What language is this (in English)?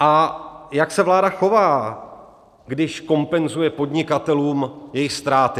Czech